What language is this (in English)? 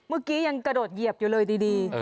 Thai